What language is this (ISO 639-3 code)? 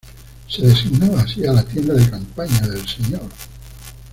spa